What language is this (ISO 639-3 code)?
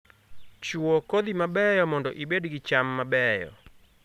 luo